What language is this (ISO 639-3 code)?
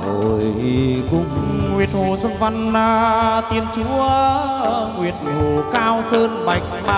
vie